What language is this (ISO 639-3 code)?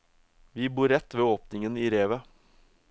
nor